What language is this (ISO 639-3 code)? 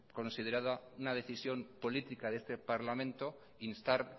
spa